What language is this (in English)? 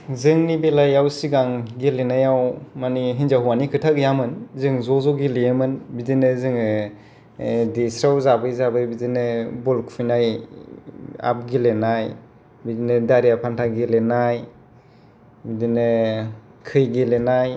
Bodo